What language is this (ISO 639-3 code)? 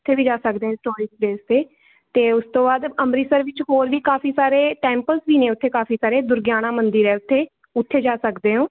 pan